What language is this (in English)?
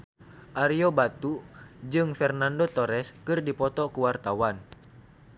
Sundanese